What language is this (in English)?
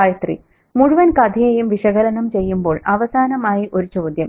Malayalam